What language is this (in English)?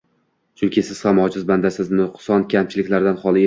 Uzbek